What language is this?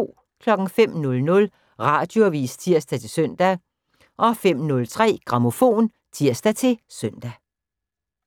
Danish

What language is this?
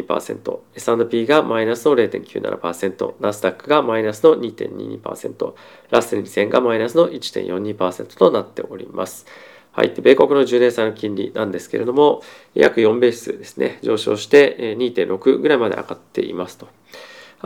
Japanese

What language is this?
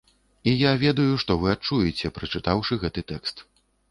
Belarusian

